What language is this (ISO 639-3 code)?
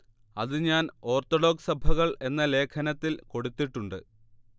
mal